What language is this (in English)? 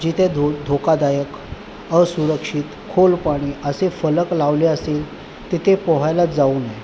Marathi